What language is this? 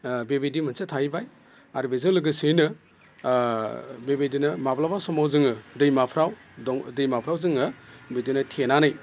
Bodo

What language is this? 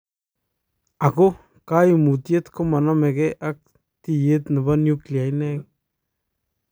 Kalenjin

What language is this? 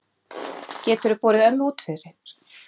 Icelandic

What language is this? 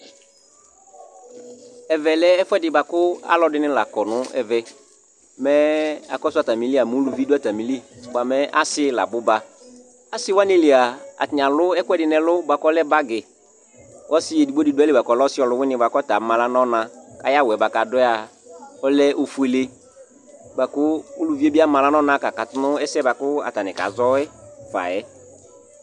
Ikposo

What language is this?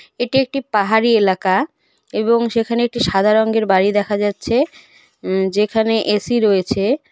Bangla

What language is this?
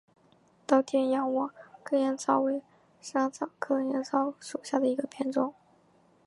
Chinese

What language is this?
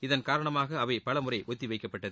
Tamil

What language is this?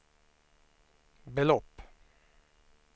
Swedish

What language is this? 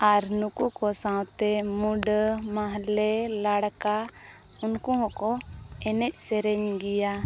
Santali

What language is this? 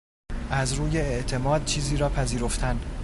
Persian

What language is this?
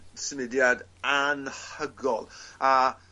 Welsh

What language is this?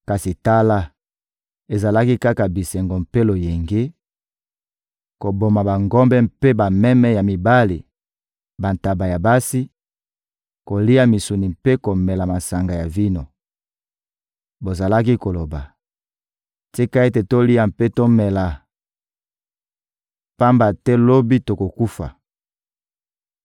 Lingala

